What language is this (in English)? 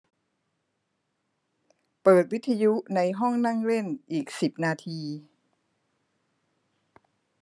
Thai